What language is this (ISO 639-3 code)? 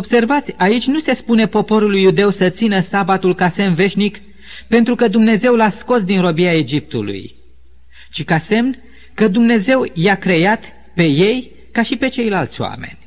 ron